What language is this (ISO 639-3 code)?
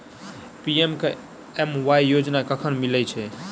mai